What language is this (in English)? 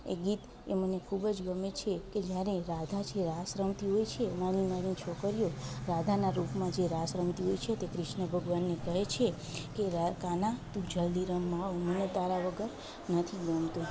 Gujarati